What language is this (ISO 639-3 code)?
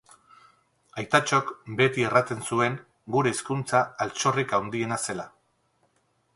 eus